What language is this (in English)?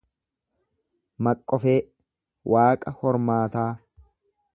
Oromo